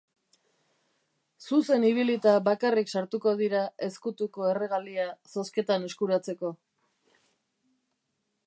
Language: Basque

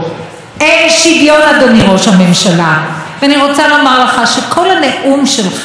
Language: Hebrew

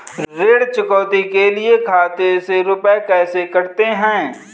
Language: Hindi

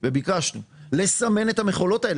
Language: Hebrew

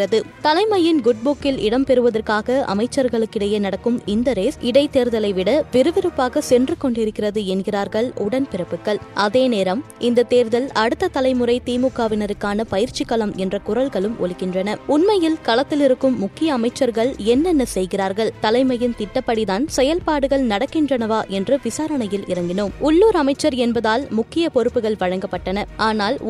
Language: Tamil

